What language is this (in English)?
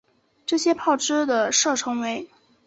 Chinese